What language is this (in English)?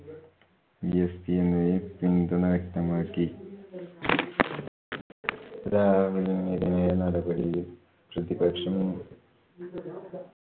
Malayalam